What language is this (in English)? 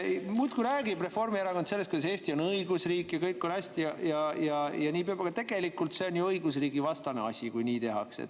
Estonian